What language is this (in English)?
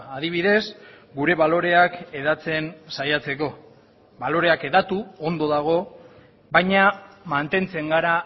Basque